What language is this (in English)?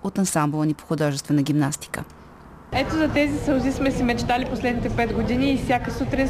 Bulgarian